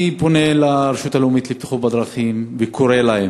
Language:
Hebrew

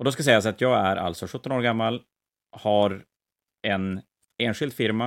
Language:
Swedish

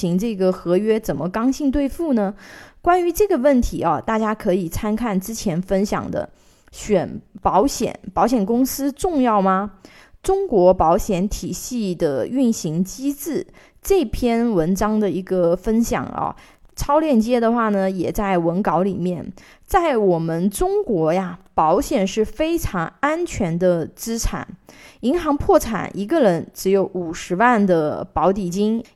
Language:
Chinese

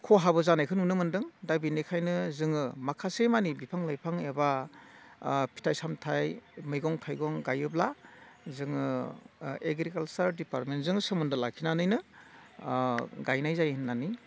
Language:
Bodo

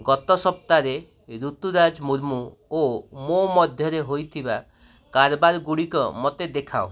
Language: Odia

